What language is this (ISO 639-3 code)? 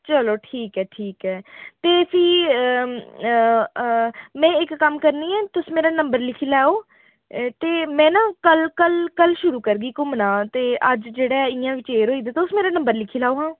doi